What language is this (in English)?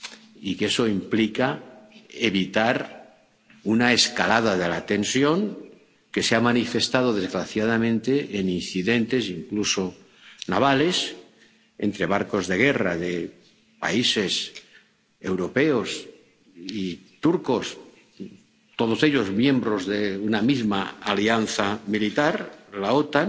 Spanish